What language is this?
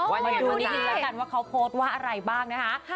Thai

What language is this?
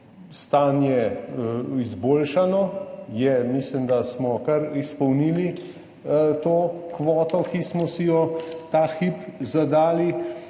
Slovenian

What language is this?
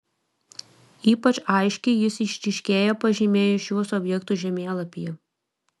Lithuanian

